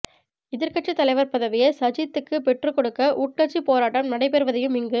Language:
Tamil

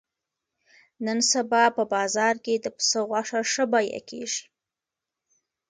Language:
Pashto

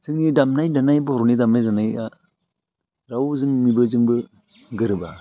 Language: Bodo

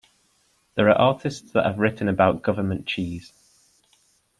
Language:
English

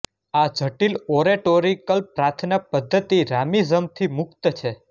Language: Gujarati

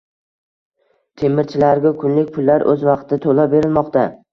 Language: Uzbek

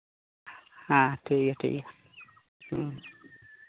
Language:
Santali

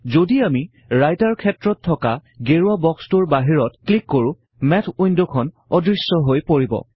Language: Assamese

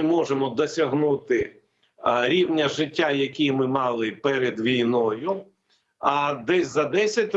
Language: Ukrainian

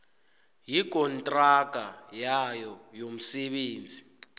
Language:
South Ndebele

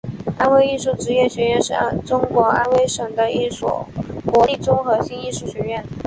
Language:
Chinese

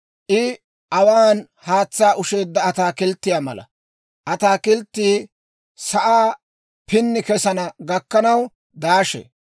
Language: Dawro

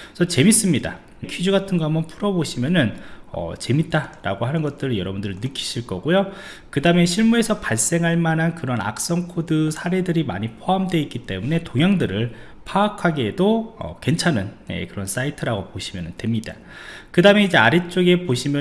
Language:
Korean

